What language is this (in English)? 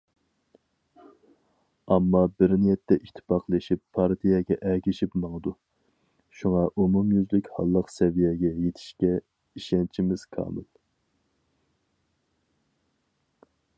Uyghur